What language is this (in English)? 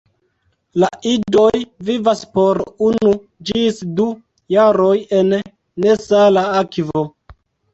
Esperanto